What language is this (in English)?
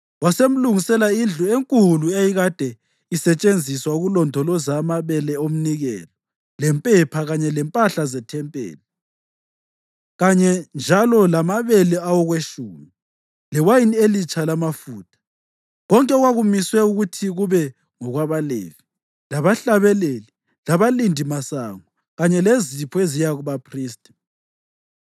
North Ndebele